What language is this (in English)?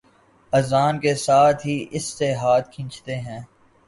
Urdu